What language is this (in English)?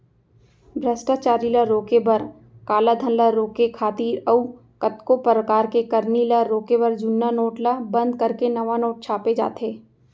Chhattisgarhi